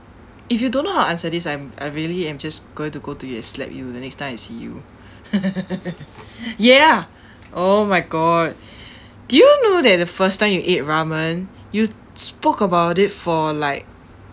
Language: English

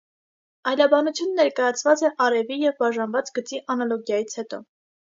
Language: Armenian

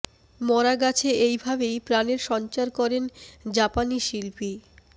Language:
Bangla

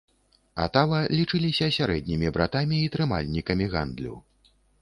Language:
Belarusian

